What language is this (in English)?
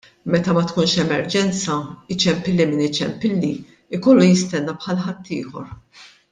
Maltese